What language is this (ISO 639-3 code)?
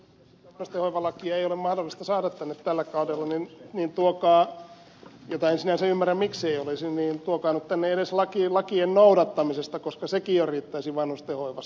fin